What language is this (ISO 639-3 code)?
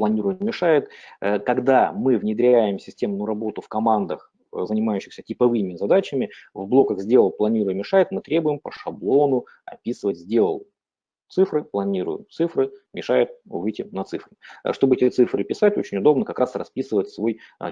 rus